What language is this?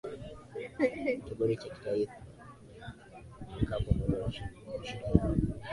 Swahili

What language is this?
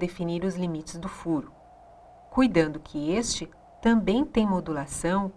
Portuguese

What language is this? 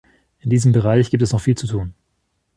German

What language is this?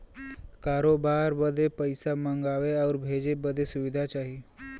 Bhojpuri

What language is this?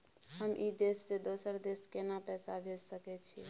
Maithili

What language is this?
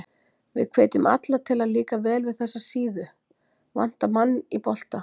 Icelandic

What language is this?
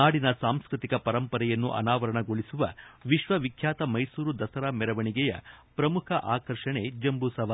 Kannada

